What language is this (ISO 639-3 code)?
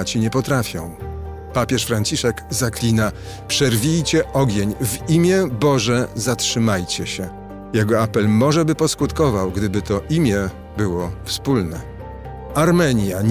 pol